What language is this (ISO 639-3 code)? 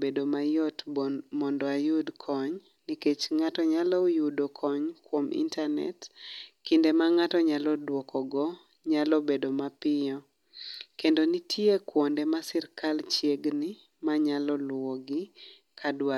luo